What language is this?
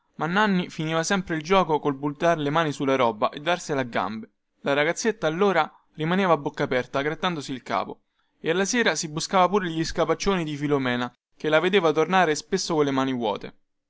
Italian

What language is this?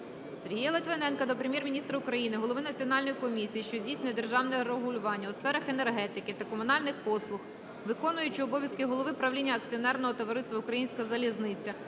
Ukrainian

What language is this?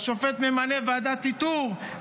Hebrew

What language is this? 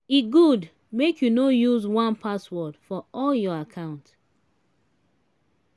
Nigerian Pidgin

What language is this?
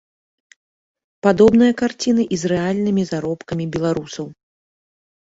Belarusian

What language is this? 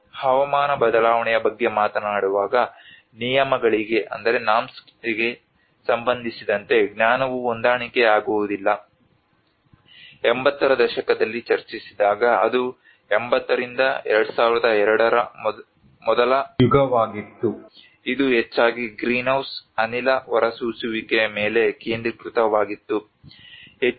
Kannada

